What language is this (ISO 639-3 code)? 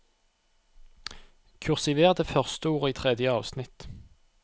nor